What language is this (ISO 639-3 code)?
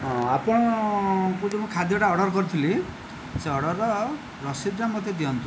ori